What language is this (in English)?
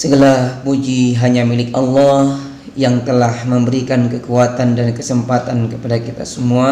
Indonesian